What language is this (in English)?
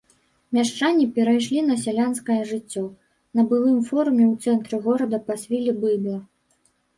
Belarusian